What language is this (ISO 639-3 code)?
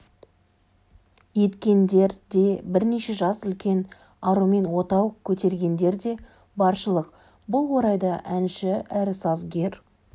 kaz